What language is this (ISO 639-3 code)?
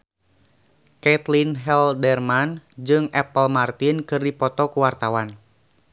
sun